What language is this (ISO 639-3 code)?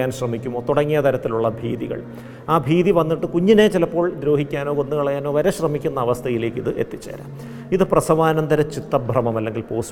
mal